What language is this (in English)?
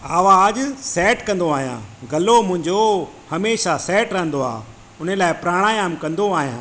Sindhi